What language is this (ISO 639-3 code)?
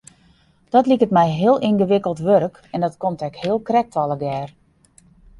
fry